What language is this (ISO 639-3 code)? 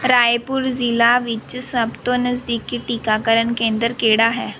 pan